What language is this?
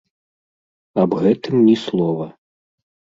Belarusian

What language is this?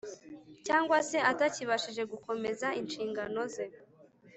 Kinyarwanda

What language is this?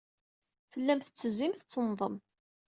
Kabyle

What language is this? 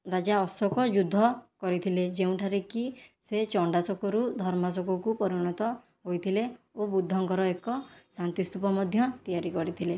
Odia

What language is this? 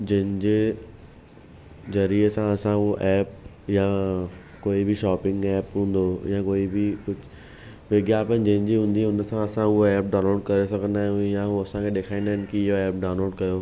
Sindhi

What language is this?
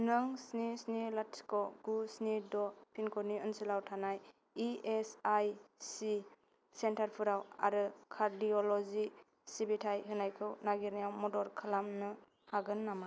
Bodo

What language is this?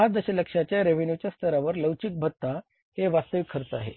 Marathi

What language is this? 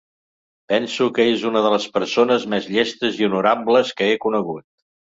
Catalan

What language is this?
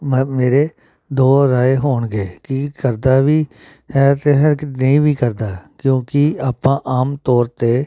Punjabi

